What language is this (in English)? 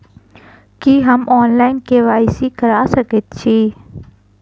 Maithili